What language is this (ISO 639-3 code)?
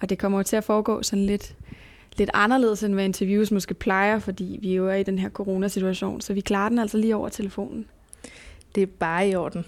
dan